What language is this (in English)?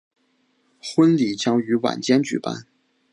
Chinese